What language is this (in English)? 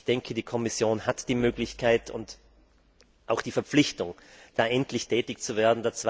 German